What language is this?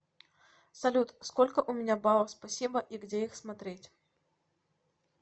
Russian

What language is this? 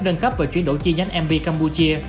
Vietnamese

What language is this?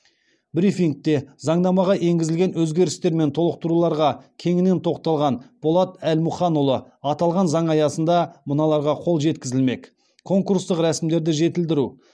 Kazakh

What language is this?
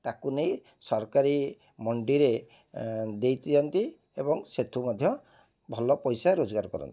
Odia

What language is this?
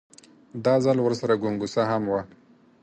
Pashto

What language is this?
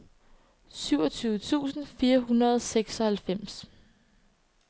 Danish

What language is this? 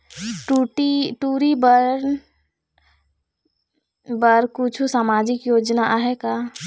Chhattisgarhi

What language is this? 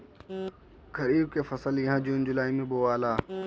Bhojpuri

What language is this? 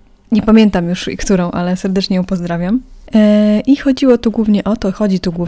Polish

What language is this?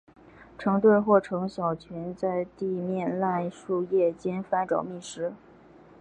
Chinese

